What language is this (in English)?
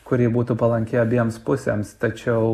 Lithuanian